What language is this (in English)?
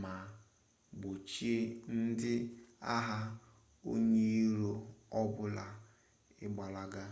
Igbo